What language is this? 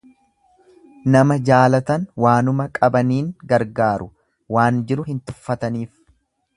Oromo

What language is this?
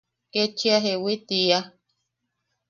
Yaqui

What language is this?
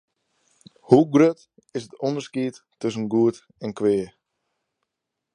Western Frisian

